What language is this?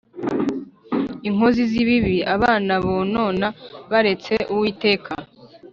Kinyarwanda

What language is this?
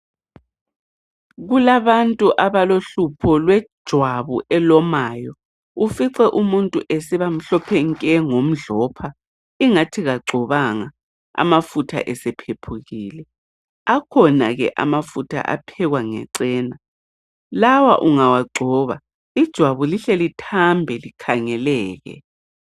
North Ndebele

